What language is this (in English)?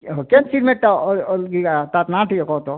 Odia